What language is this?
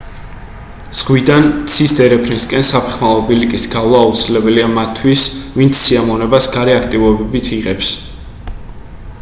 Georgian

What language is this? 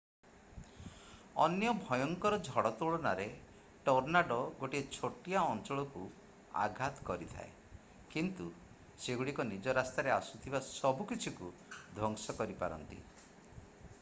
Odia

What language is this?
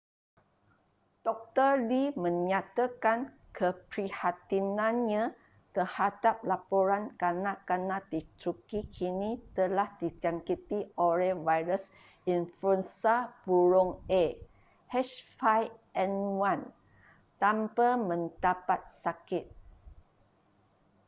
Malay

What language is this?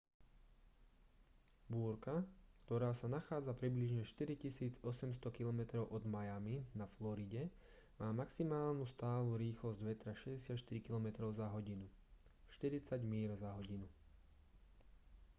Slovak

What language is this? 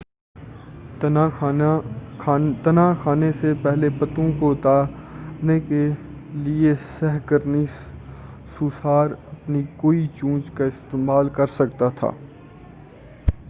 Urdu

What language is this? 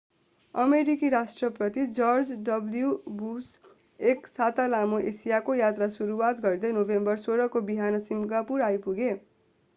Nepali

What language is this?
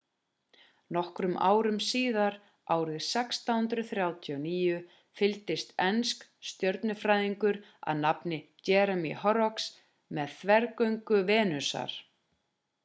Icelandic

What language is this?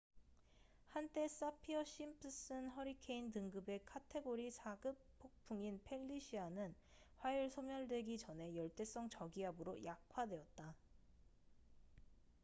Korean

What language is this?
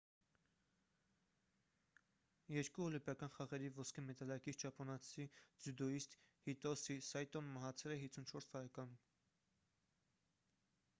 Armenian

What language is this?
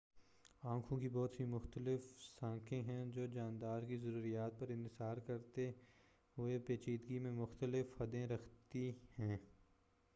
Urdu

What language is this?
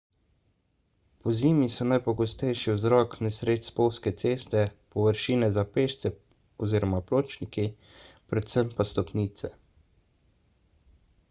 Slovenian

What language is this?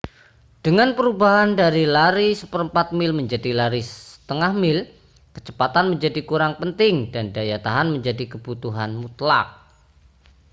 Indonesian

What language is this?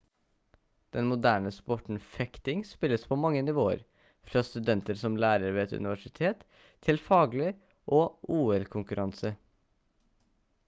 Norwegian Bokmål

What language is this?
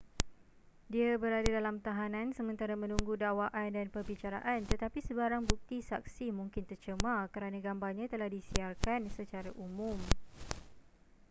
Malay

